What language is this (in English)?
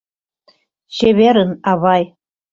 Mari